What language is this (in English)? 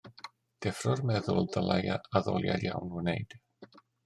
Welsh